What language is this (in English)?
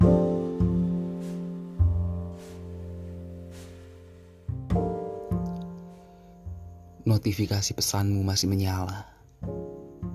Indonesian